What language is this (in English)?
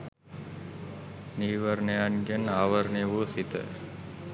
Sinhala